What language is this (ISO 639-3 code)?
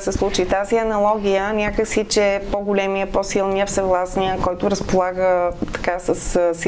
bul